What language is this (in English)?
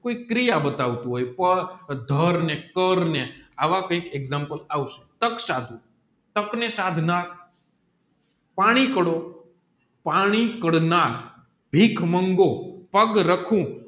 Gujarati